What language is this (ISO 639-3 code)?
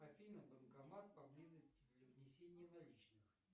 rus